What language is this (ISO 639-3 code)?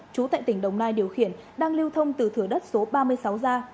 vie